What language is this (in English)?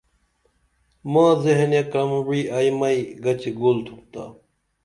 Dameli